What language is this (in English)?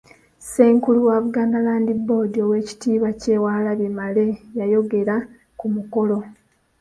Ganda